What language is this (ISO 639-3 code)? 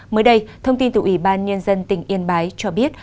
vie